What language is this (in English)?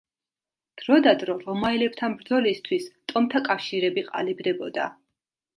Georgian